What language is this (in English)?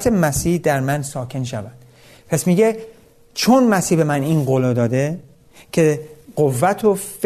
Persian